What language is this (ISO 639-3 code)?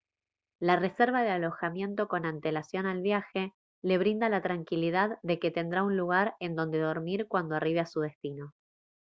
spa